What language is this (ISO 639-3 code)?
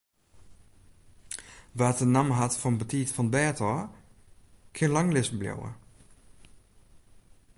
fry